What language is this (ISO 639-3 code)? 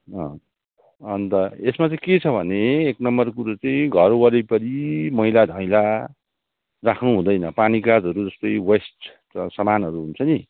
nep